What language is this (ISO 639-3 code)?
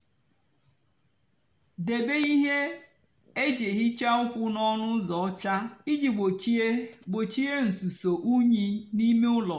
ibo